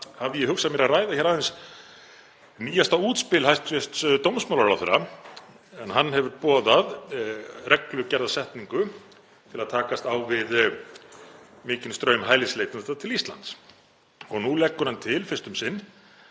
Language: Icelandic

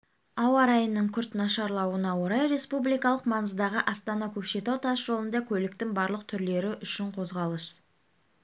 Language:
Kazakh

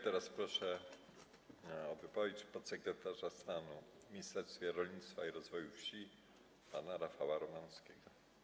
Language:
Polish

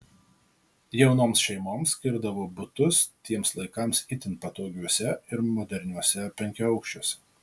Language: Lithuanian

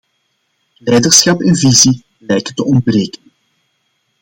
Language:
Dutch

